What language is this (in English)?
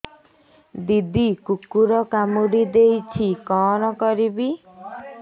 Odia